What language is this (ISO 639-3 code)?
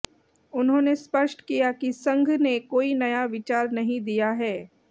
hin